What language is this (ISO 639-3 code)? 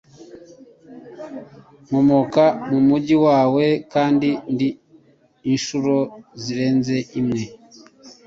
kin